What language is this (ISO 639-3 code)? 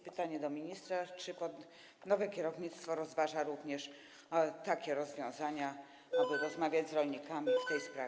pol